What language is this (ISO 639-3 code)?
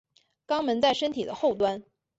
zho